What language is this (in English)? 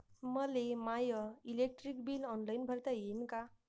Marathi